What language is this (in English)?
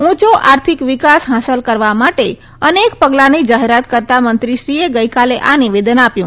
Gujarati